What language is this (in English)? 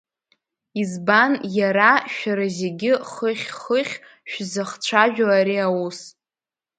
Abkhazian